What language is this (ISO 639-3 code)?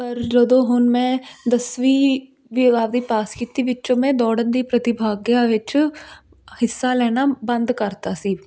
pan